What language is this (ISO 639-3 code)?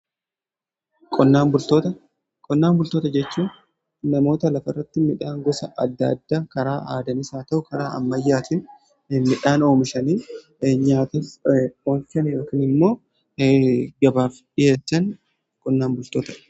orm